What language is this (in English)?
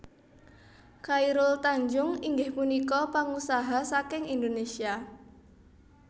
Javanese